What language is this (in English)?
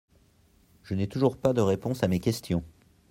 French